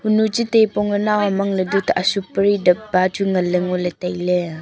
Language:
Wancho Naga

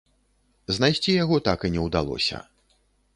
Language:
Belarusian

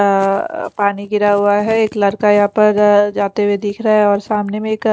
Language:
Hindi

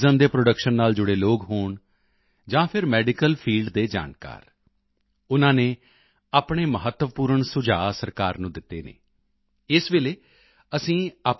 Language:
Punjabi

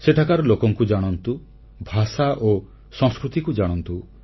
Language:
Odia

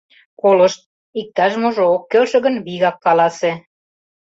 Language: Mari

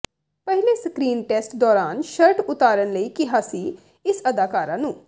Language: Punjabi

